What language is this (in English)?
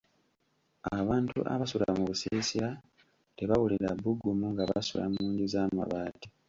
Ganda